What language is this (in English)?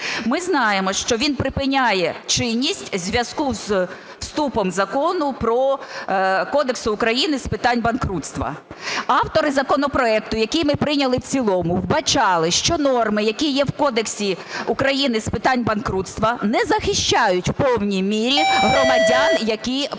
Ukrainian